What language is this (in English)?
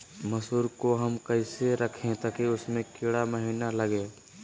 Magahi